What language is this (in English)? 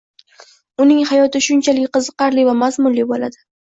Uzbek